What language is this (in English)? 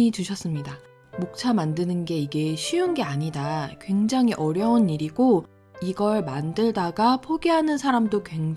Korean